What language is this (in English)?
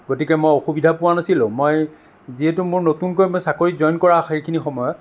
Assamese